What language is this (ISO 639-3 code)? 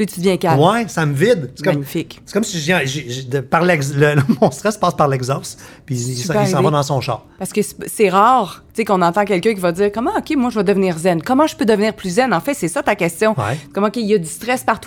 fra